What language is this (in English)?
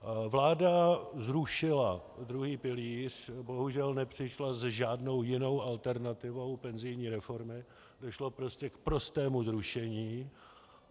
Czech